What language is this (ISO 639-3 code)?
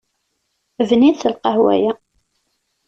kab